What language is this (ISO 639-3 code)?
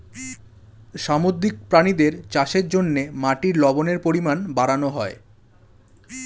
ben